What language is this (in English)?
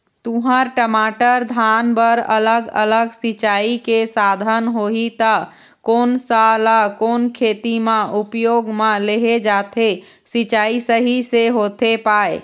Chhattisgarhi